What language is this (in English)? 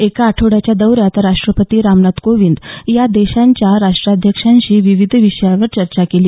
Marathi